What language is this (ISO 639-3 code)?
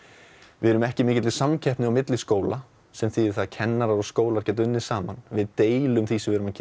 isl